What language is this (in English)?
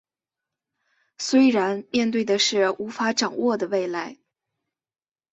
Chinese